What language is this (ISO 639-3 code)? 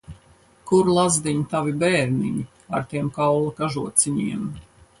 lav